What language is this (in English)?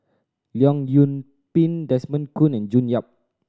English